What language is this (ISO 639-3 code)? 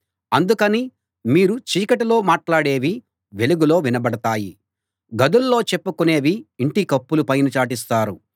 tel